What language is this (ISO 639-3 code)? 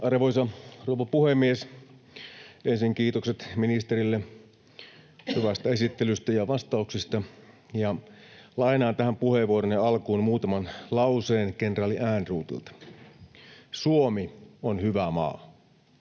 fin